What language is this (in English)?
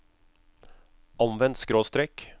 Norwegian